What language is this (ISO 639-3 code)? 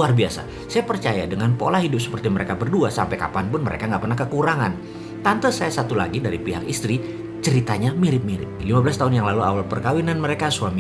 ind